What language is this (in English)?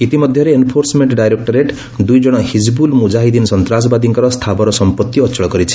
Odia